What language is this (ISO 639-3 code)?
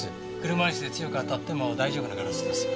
jpn